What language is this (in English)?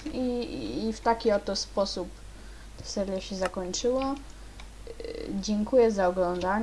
Polish